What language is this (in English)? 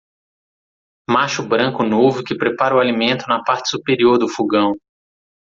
Portuguese